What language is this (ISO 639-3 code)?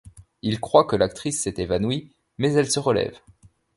fra